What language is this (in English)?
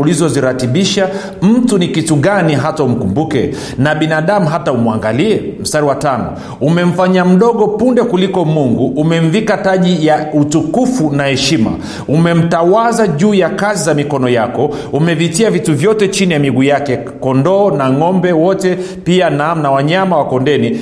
Swahili